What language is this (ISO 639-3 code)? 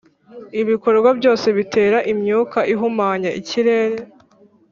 kin